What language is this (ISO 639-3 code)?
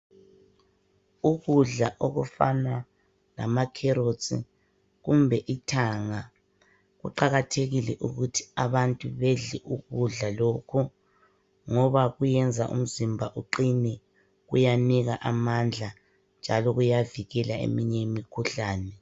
nde